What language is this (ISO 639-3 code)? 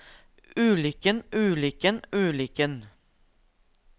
nor